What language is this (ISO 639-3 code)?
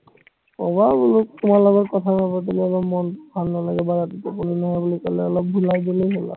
asm